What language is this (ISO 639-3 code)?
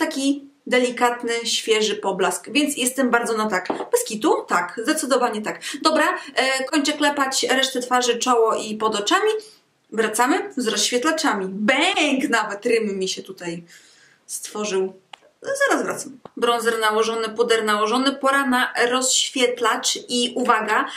pol